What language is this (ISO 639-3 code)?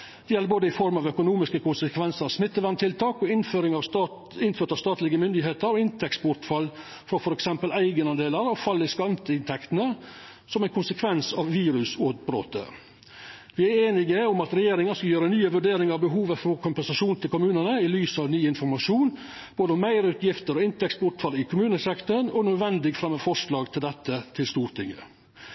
nno